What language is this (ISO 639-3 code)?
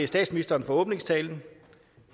dan